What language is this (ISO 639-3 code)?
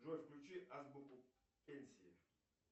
rus